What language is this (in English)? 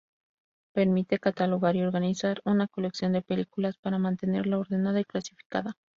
Spanish